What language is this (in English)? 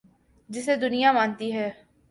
Urdu